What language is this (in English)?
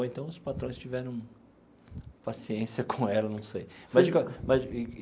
Portuguese